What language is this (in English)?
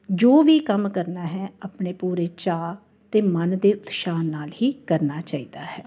Punjabi